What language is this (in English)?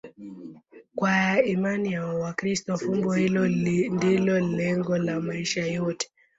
Swahili